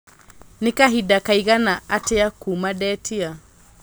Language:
Kikuyu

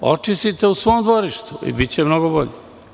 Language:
Serbian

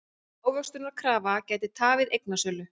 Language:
Icelandic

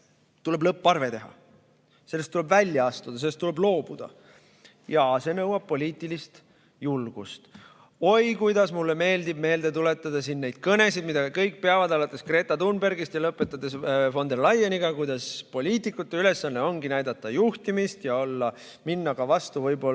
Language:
Estonian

